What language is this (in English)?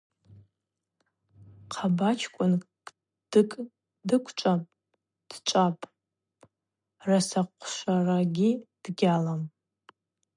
Abaza